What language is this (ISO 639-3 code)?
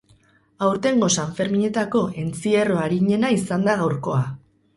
eus